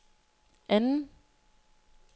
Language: Danish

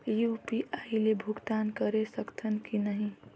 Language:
Chhattisgarhi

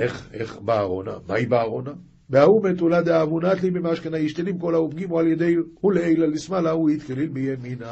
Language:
Hebrew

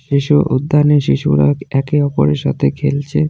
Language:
Bangla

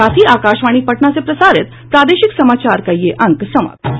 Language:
Hindi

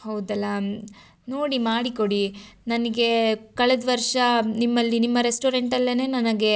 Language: Kannada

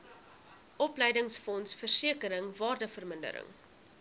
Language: Afrikaans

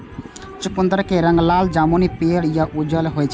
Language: Maithili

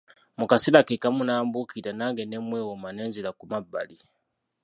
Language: Ganda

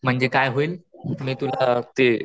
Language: Marathi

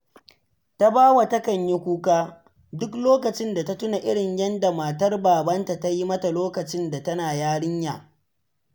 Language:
Hausa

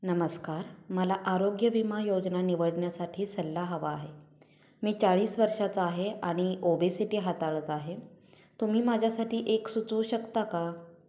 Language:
Marathi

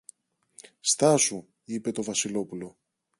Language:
Greek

